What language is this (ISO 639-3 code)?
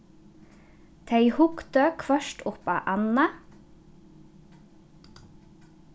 fao